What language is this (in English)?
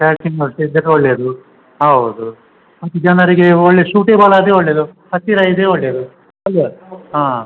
Kannada